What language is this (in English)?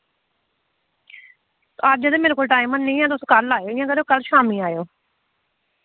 Dogri